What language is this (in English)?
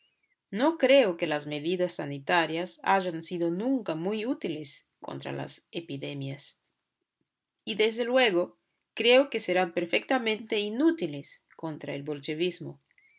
Spanish